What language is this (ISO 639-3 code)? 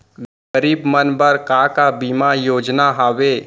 hne